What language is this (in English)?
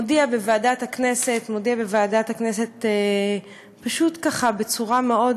Hebrew